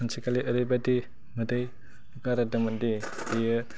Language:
Bodo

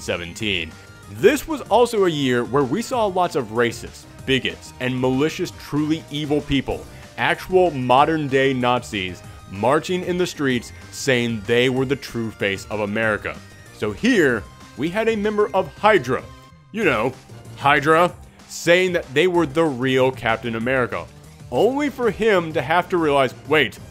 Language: English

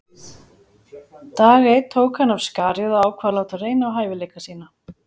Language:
Icelandic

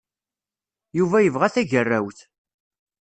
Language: Kabyle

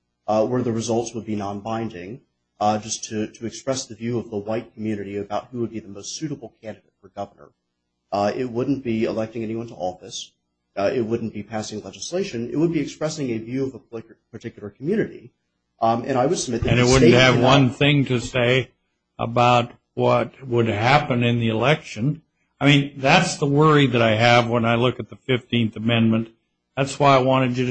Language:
English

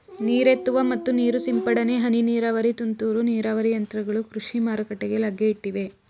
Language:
Kannada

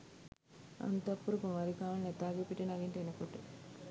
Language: Sinhala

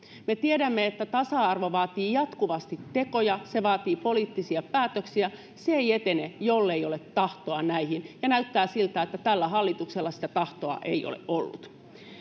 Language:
Finnish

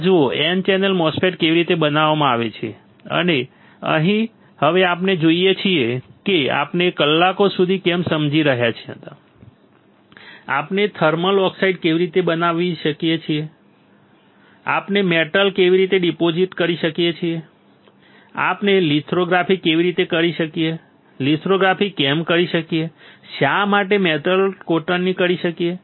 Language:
Gujarati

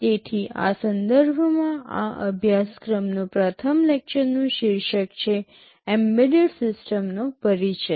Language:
Gujarati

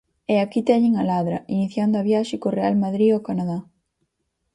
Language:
Galician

